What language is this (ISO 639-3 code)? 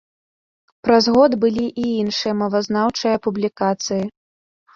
bel